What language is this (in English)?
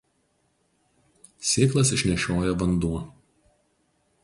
Lithuanian